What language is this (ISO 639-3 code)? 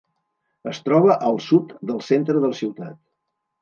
cat